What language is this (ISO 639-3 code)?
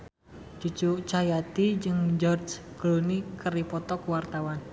sun